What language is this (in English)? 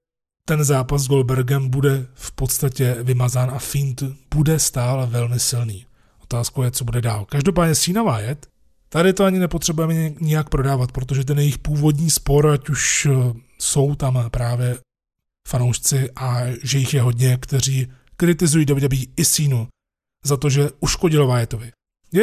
Czech